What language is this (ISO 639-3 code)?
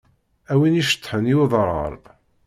kab